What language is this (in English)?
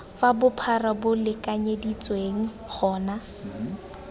Tswana